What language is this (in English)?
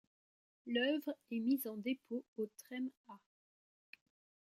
French